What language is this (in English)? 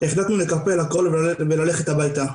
Hebrew